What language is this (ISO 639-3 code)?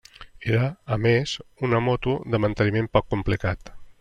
cat